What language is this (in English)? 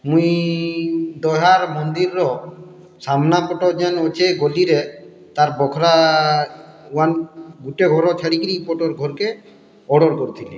Odia